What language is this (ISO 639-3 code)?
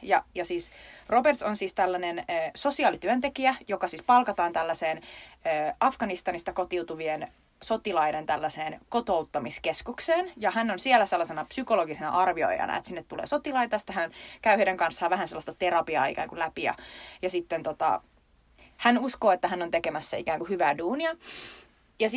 fin